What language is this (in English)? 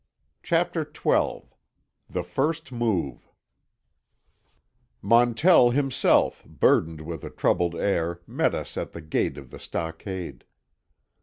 English